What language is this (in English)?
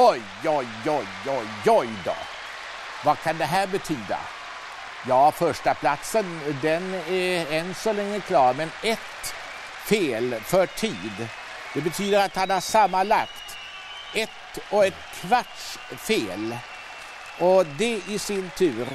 Swedish